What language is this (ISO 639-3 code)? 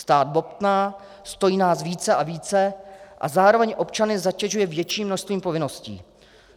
ces